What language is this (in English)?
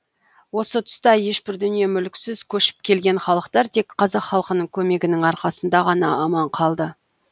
Kazakh